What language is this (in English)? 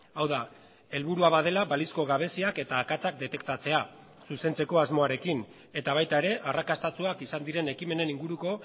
Basque